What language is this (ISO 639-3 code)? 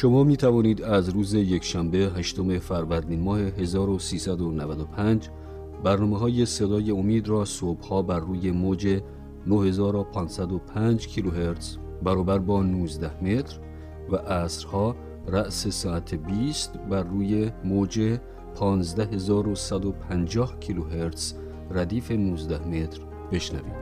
fas